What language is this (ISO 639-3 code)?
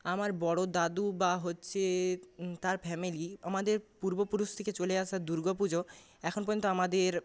ben